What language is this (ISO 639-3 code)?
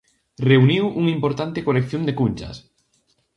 glg